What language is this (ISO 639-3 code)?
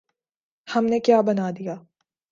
urd